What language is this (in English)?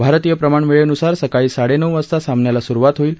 Marathi